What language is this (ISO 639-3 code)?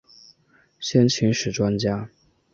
zho